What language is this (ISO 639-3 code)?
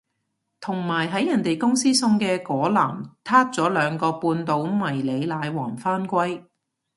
yue